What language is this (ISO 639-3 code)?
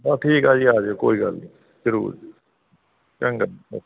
pan